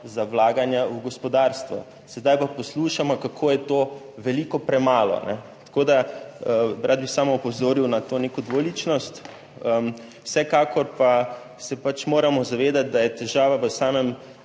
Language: Slovenian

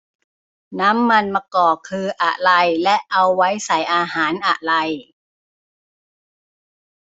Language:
Thai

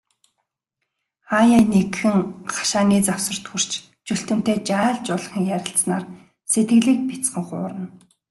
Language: Mongolian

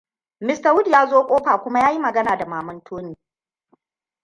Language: Hausa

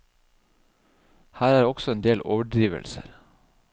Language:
Norwegian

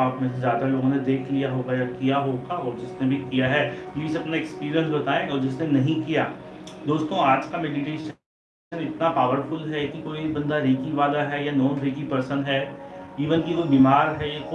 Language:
Hindi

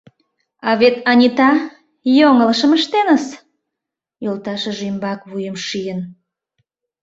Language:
Mari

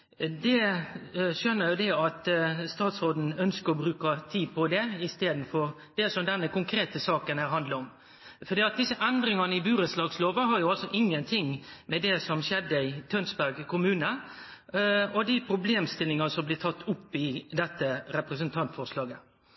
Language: Norwegian Nynorsk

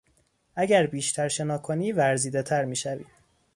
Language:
Persian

